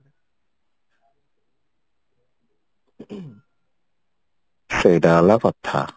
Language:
Odia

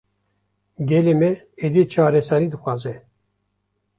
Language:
Kurdish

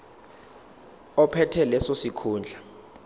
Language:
Zulu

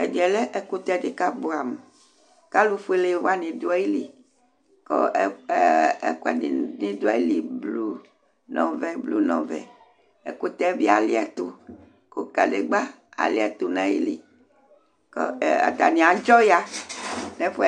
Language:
Ikposo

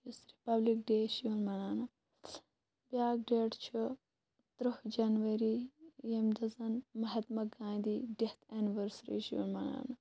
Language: Kashmiri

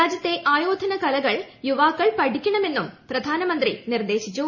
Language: Malayalam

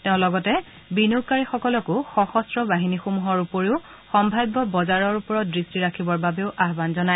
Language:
Assamese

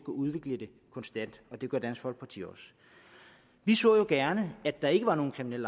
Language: Danish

